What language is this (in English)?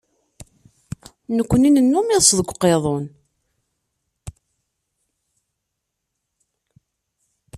Kabyle